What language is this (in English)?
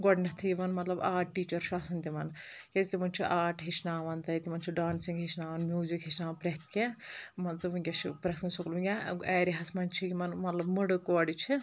Kashmiri